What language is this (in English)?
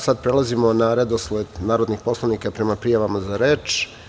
Serbian